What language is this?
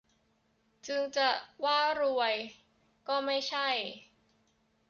Thai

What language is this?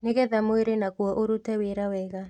Kikuyu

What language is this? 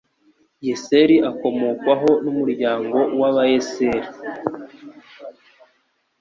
Kinyarwanda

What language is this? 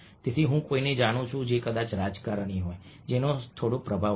Gujarati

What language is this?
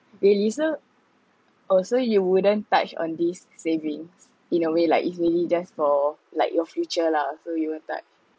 English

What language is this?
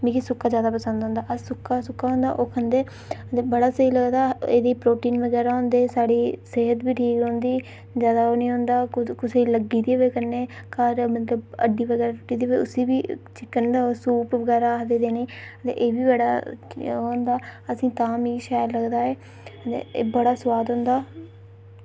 Dogri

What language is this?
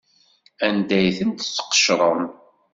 Kabyle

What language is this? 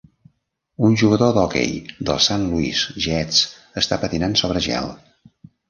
Catalan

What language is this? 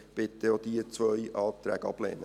Swiss German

